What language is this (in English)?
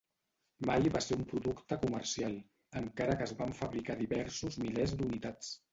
Catalan